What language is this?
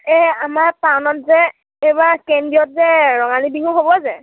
Assamese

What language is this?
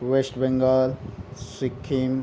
Nepali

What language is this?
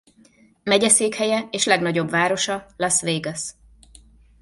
Hungarian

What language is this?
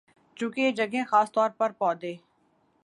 Urdu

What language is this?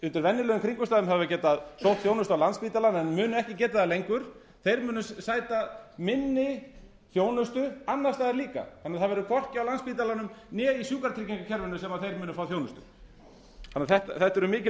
Icelandic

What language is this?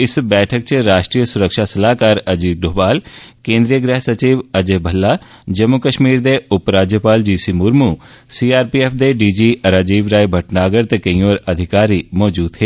Dogri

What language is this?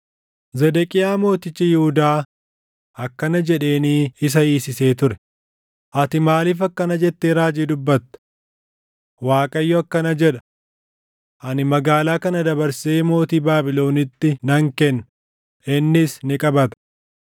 Oromo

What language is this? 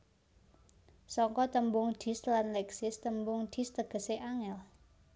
Javanese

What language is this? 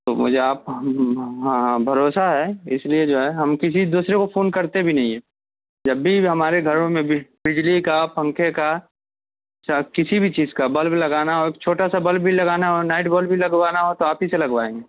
Urdu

